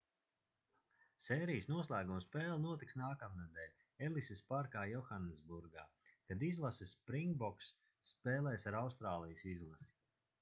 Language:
Latvian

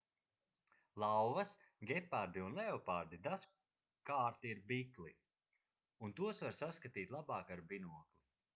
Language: Latvian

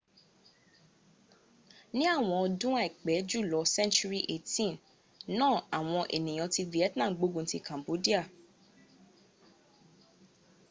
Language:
Yoruba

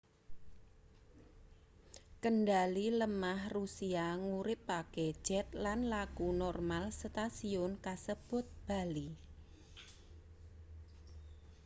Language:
Javanese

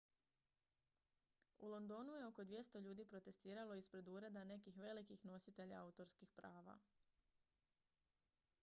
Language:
Croatian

